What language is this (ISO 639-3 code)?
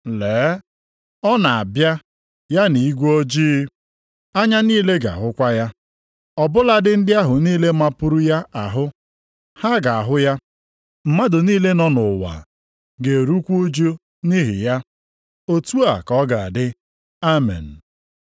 ibo